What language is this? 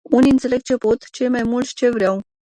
Romanian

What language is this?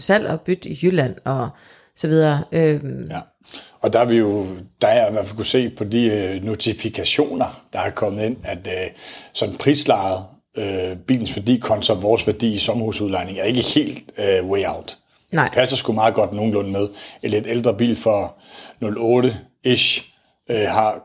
Danish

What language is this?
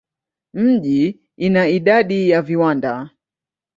Swahili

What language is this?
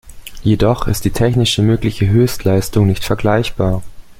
German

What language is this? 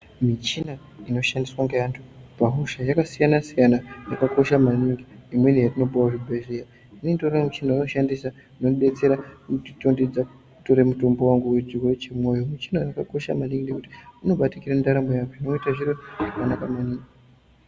Ndau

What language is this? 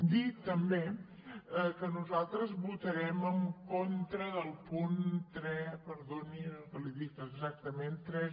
Catalan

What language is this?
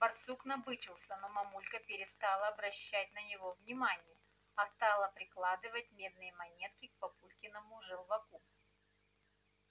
Russian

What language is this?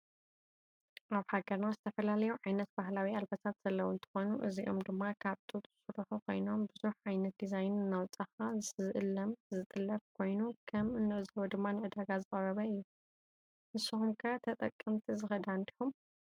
Tigrinya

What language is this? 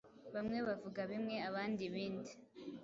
Kinyarwanda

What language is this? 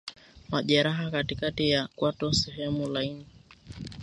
Swahili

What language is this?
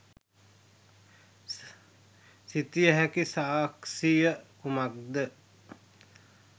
Sinhala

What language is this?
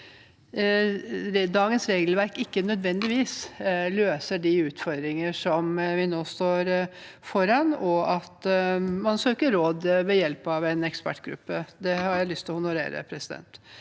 Norwegian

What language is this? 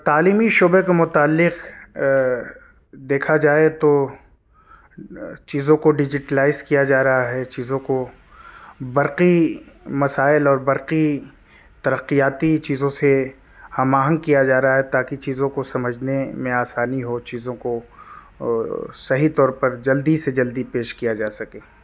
Urdu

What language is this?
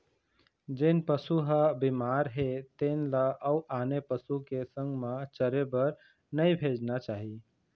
Chhattisgarhi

